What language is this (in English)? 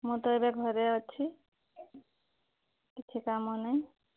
Odia